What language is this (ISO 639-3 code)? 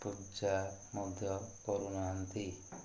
ori